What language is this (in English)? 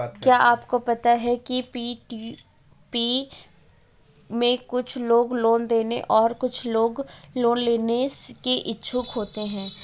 Hindi